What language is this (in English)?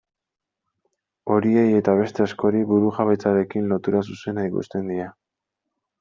Basque